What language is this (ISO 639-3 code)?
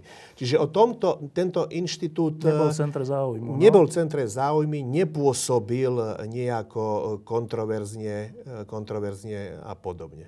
slk